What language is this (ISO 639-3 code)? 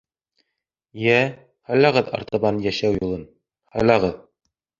bak